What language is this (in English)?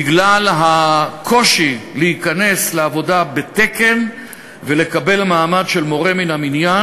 Hebrew